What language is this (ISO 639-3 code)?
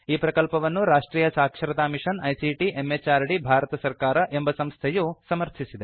kan